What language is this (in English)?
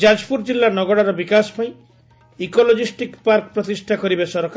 Odia